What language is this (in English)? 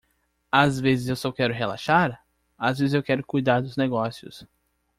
Portuguese